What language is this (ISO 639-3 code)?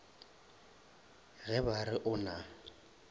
nso